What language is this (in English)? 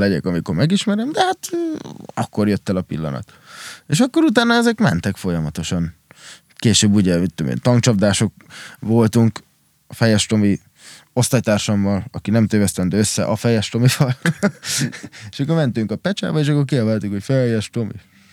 Hungarian